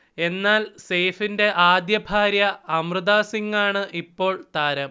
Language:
Malayalam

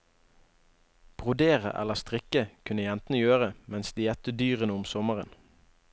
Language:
Norwegian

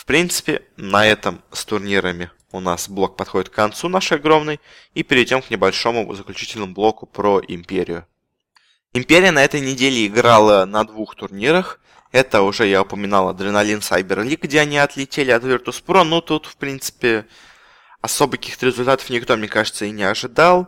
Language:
Russian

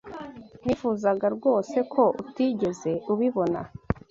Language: Kinyarwanda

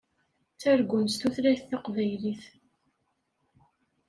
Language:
Kabyle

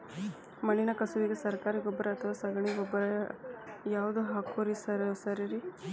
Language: Kannada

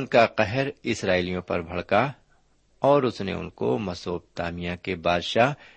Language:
Urdu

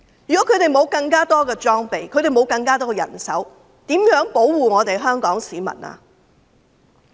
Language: Cantonese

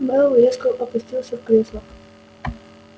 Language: Russian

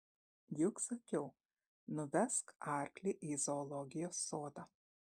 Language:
Lithuanian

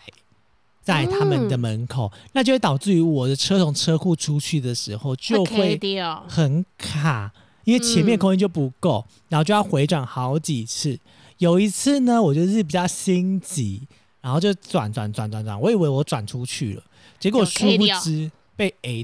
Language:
Chinese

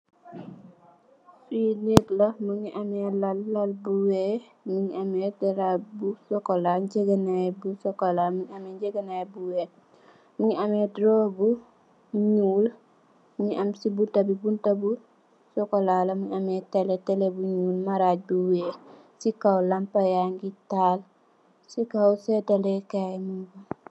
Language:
Wolof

